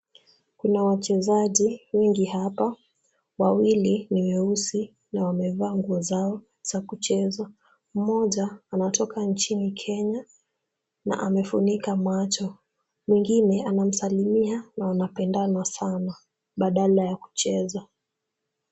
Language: Swahili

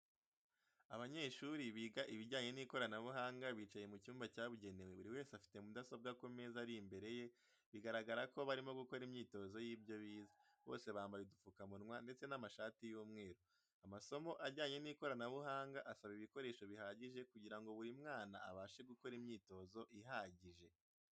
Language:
Kinyarwanda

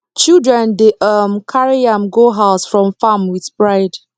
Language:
Nigerian Pidgin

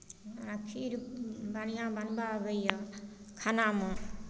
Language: Maithili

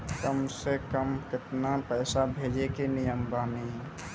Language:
Maithili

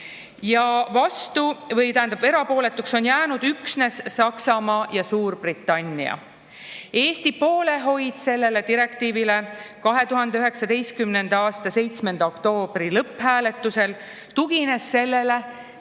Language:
Estonian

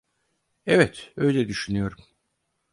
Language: Turkish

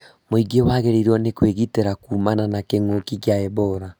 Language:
Kikuyu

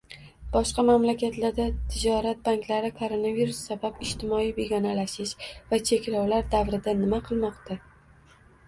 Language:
Uzbek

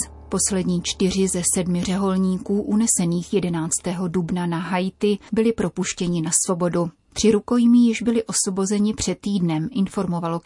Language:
Czech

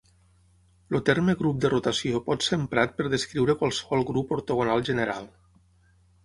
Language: Catalan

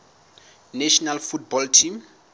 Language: Southern Sotho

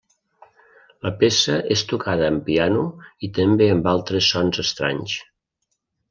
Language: Catalan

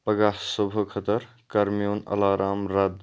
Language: Kashmiri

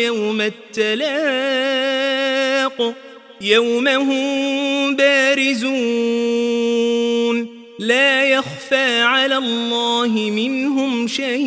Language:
Arabic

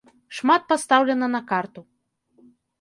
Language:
Belarusian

